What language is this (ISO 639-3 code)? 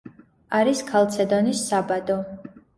kat